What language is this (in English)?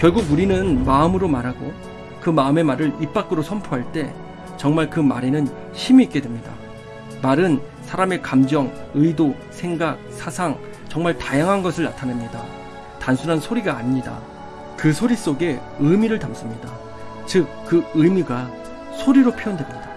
Korean